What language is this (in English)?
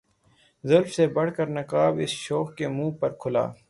Urdu